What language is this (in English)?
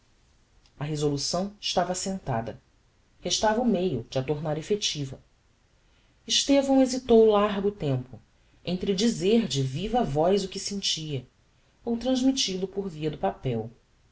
Portuguese